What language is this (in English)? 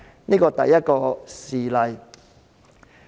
Cantonese